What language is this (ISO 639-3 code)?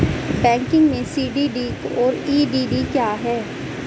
hin